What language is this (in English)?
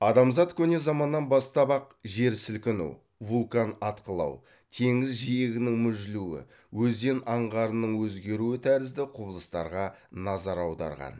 Kazakh